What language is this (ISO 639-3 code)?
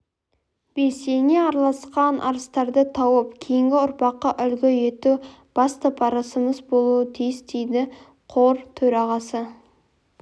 kaz